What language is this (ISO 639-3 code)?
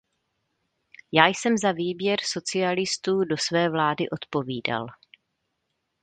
ces